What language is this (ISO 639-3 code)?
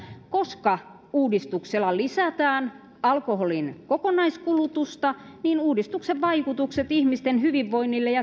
fin